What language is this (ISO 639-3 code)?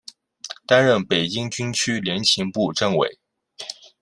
zho